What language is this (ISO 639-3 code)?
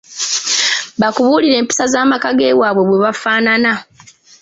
lug